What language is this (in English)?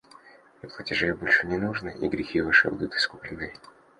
Russian